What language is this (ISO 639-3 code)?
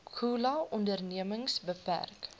afr